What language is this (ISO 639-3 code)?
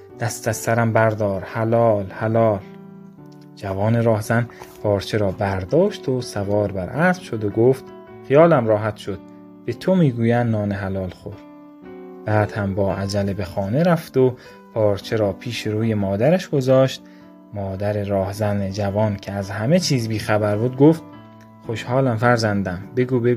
fas